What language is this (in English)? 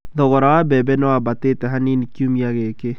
Kikuyu